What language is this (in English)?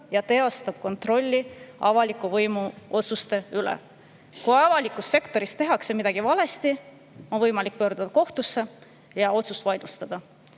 Estonian